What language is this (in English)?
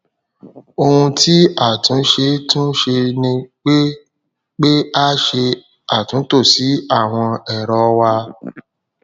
Yoruba